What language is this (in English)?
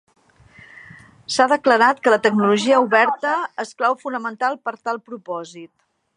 Catalan